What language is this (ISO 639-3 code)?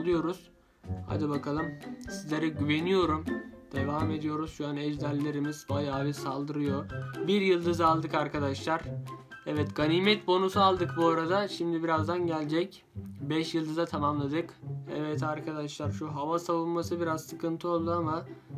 tur